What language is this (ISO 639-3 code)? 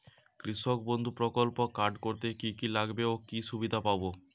ben